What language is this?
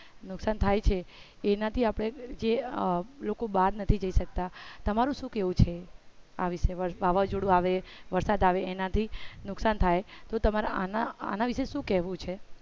Gujarati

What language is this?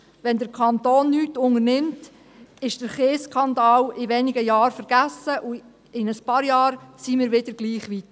Swiss German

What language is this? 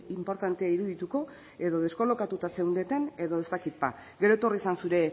Basque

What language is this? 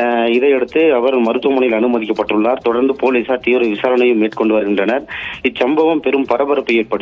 Arabic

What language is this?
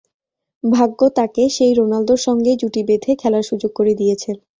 Bangla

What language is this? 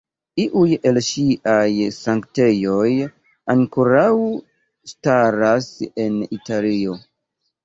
Esperanto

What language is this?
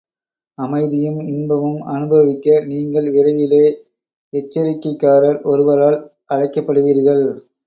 Tamil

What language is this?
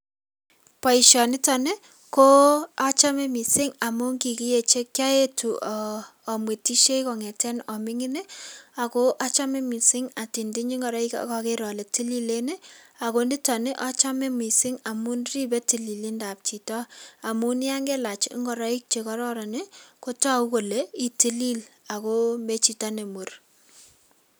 Kalenjin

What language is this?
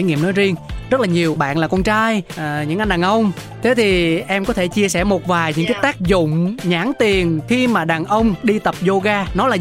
Vietnamese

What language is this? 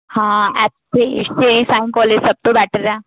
Punjabi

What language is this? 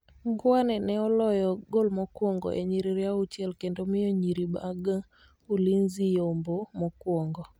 Luo (Kenya and Tanzania)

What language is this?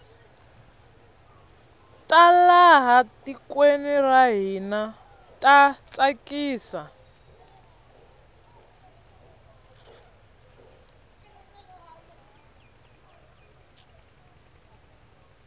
Tsonga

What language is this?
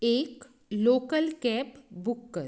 Konkani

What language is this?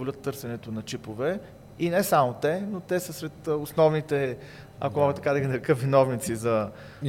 Bulgarian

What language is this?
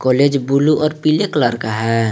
Hindi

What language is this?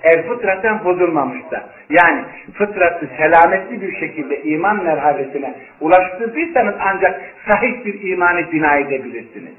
Turkish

